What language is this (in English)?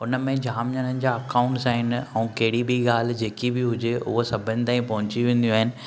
Sindhi